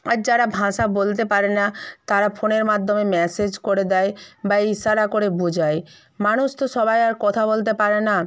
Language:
Bangla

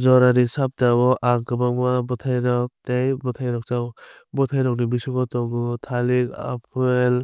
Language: Kok Borok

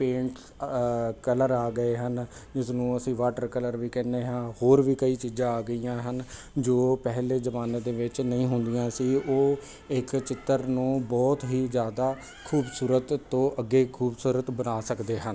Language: Punjabi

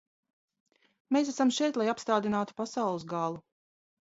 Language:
Latvian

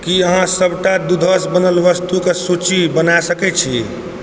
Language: Maithili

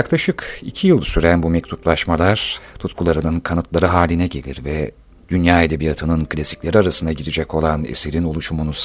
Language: Turkish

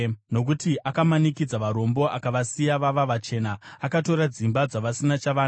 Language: Shona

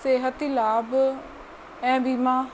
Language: Sindhi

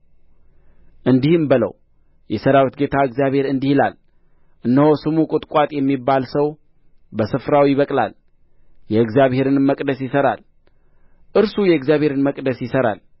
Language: Amharic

